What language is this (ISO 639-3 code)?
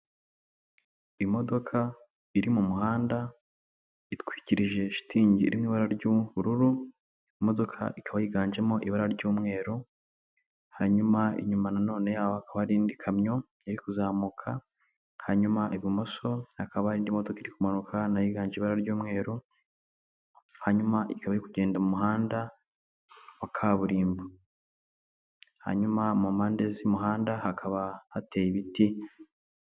kin